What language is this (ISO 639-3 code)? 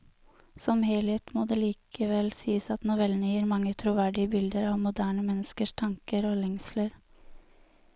nor